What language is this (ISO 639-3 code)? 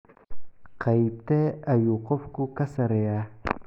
som